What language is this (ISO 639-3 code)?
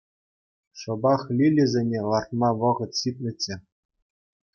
chv